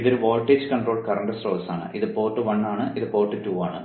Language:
Malayalam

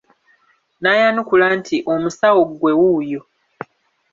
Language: Ganda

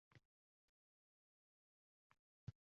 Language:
Uzbek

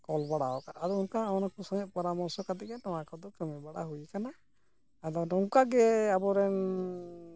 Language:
Santali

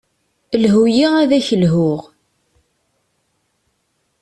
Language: Kabyle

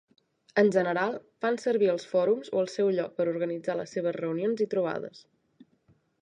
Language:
Catalan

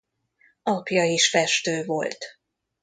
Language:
Hungarian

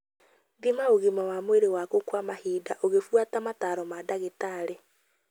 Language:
Kikuyu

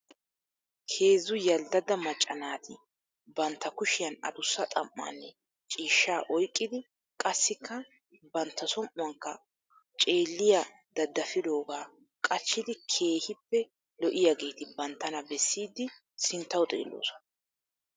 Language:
Wolaytta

